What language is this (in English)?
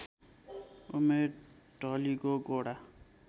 Nepali